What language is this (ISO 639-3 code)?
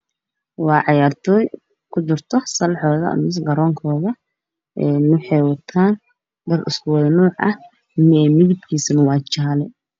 som